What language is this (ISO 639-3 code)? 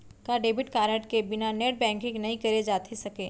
hne